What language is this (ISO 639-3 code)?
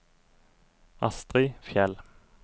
nor